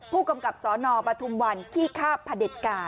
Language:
Thai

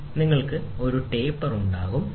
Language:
Malayalam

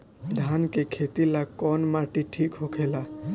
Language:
Bhojpuri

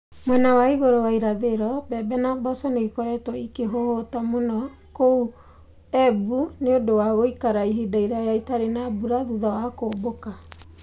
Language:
Kikuyu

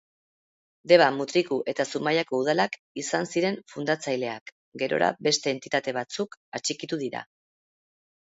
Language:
Basque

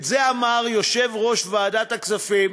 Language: Hebrew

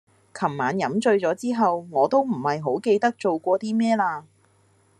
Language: Cantonese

